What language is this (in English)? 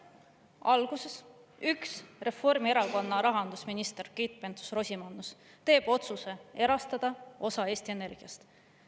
Estonian